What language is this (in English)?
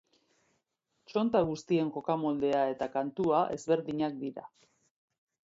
Basque